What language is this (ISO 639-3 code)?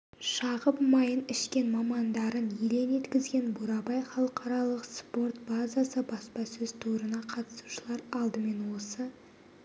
kaz